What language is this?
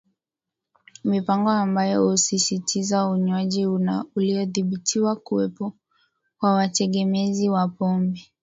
Swahili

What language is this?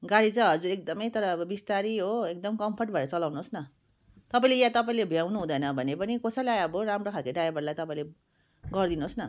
Nepali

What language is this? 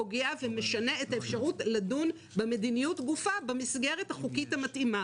Hebrew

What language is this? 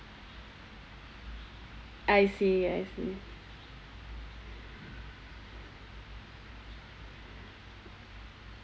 English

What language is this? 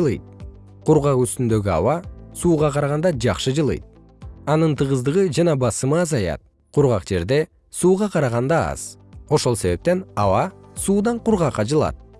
Kyrgyz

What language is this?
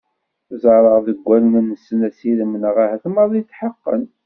Kabyle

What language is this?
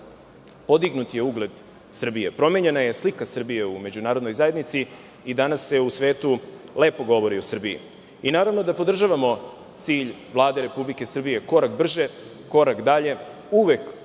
Serbian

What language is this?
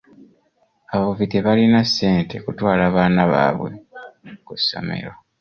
Ganda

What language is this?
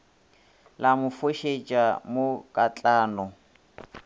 Northern Sotho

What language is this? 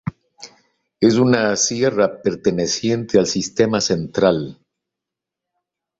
Spanish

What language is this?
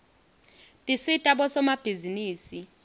Swati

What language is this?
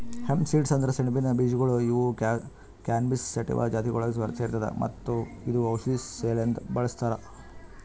Kannada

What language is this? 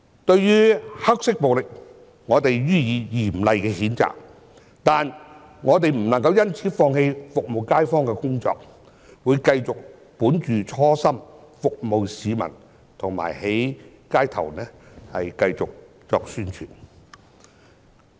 Cantonese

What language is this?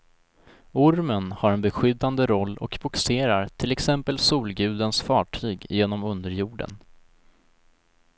Swedish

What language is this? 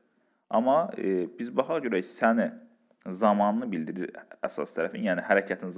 Turkish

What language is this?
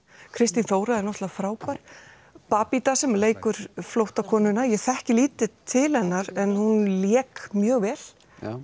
Icelandic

